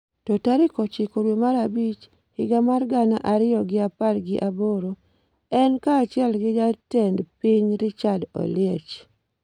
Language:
Luo (Kenya and Tanzania)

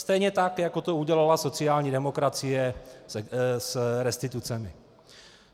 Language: Czech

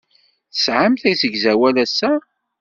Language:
Kabyle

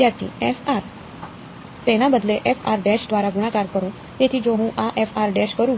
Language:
Gujarati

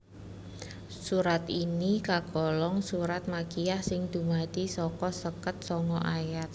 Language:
Javanese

